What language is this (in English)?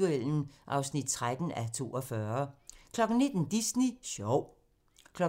Danish